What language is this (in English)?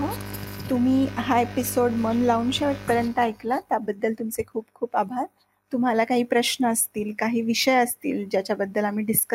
Marathi